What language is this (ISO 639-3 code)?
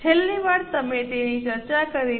guj